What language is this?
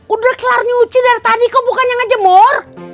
Indonesian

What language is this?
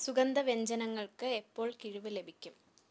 Malayalam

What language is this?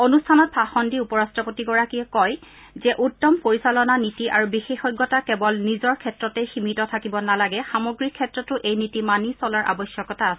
Assamese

